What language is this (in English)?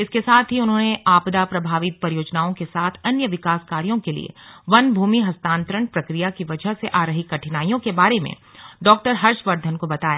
Hindi